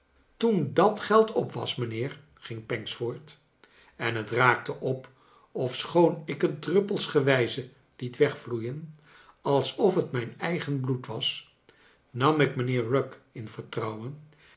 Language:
Dutch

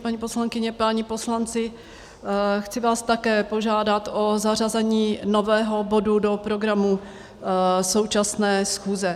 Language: Czech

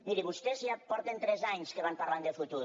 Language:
Catalan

